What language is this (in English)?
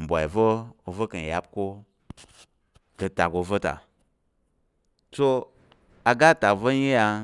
Tarok